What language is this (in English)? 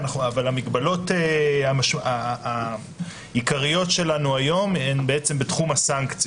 Hebrew